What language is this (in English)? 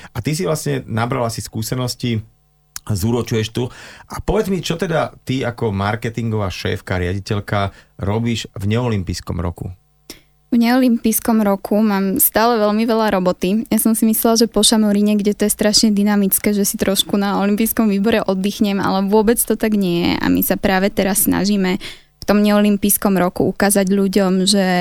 Slovak